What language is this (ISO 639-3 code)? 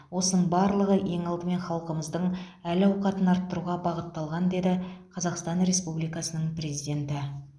kaz